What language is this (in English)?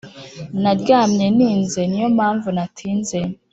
Kinyarwanda